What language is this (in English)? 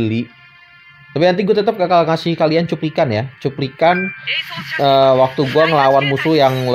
Indonesian